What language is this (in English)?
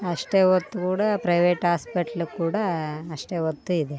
Kannada